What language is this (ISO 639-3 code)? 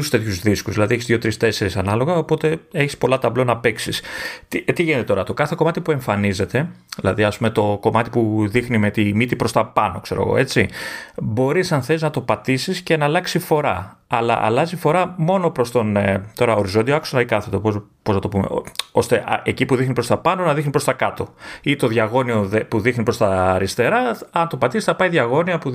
ell